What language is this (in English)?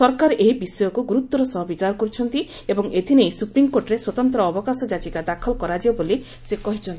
Odia